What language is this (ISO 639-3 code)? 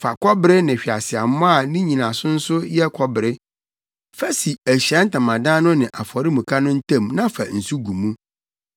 aka